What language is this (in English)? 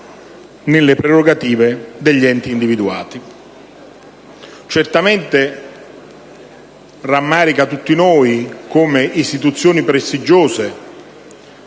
Italian